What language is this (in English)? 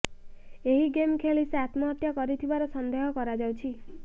Odia